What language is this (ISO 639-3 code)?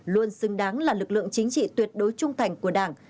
vie